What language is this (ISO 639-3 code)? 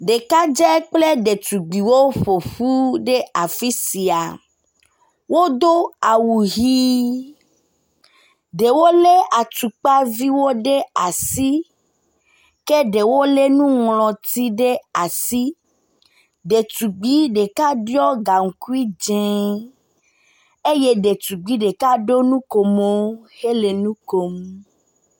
ewe